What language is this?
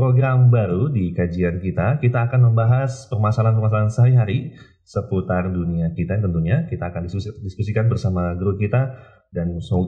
Indonesian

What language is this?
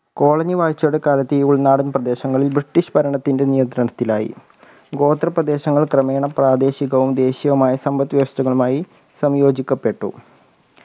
Malayalam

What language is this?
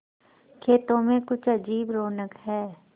Hindi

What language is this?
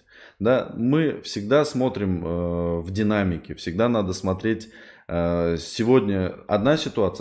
Russian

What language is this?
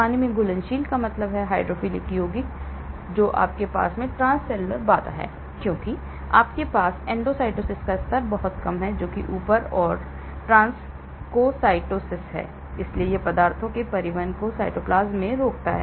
Hindi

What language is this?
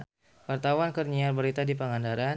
Sundanese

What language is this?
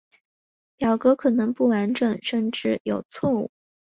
Chinese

